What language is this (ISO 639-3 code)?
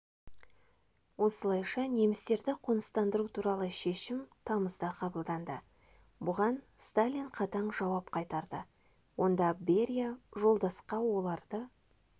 kaz